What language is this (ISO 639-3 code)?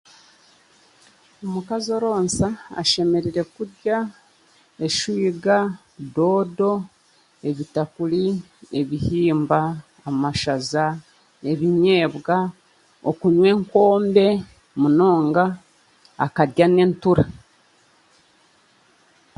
cgg